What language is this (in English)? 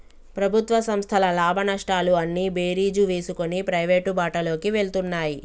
Telugu